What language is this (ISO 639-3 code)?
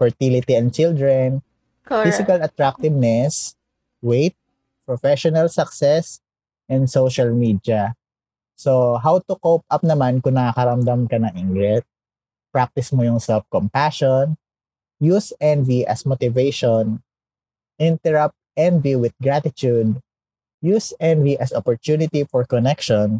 fil